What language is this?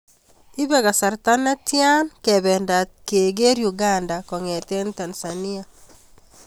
Kalenjin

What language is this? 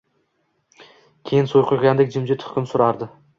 Uzbek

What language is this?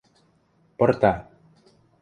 Western Mari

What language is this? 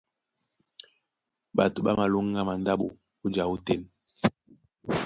Duala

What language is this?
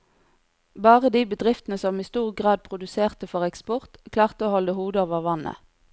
Norwegian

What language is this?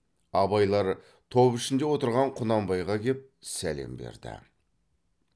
Kazakh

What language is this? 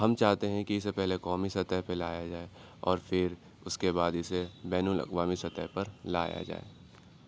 Urdu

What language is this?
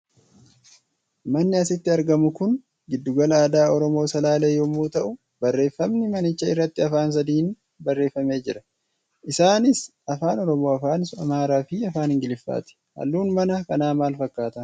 Oromo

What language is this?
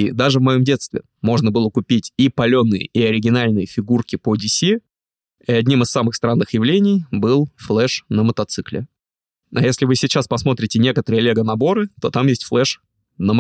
Russian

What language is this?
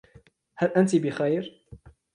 Arabic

